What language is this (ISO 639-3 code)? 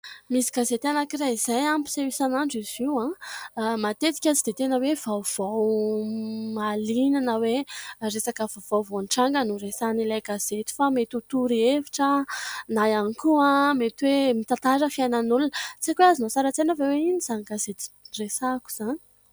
mlg